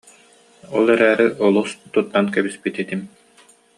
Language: Yakut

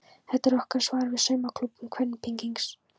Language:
Icelandic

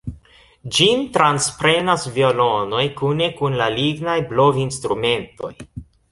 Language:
Esperanto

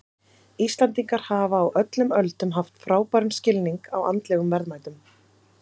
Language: Icelandic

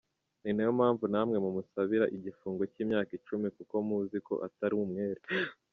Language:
Kinyarwanda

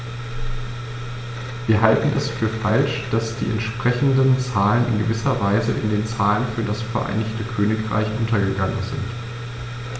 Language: German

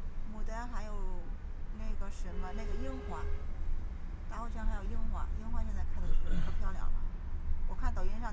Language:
Chinese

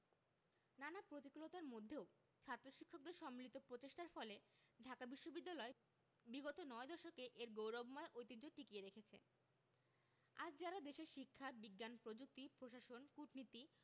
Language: Bangla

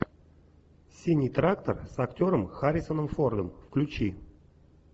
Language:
Russian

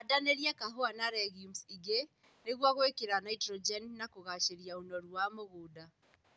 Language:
Kikuyu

